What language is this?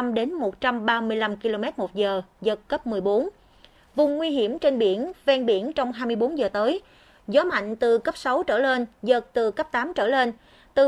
Vietnamese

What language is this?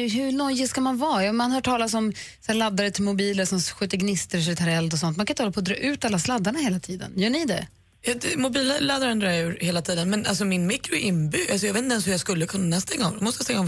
Swedish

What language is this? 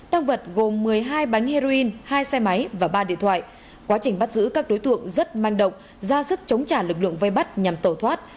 Vietnamese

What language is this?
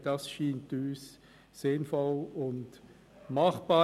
Swiss German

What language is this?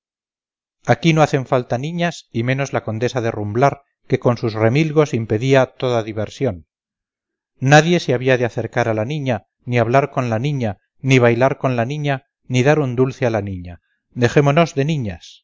Spanish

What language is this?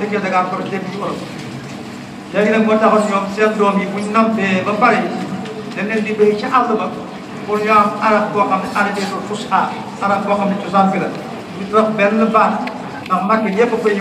Arabic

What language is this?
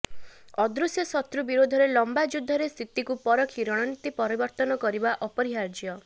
Odia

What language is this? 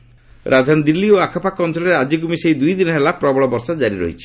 Odia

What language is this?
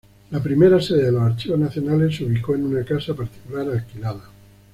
Spanish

